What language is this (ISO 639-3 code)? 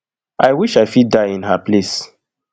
pcm